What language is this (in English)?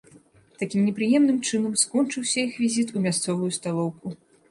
Belarusian